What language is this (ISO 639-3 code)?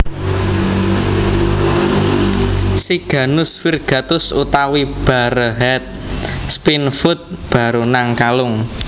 jav